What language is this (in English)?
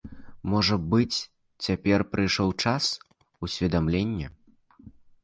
Belarusian